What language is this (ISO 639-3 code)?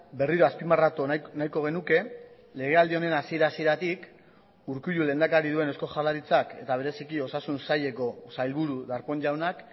eus